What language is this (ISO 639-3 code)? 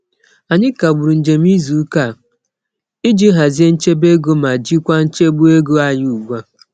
ibo